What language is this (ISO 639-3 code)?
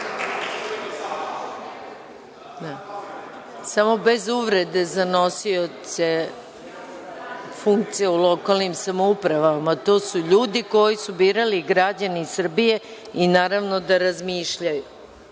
srp